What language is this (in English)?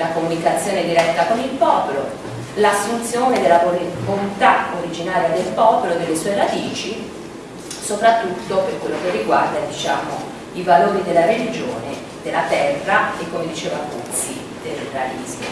Italian